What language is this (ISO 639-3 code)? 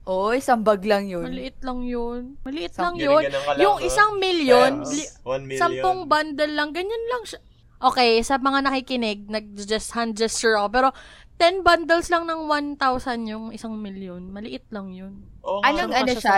fil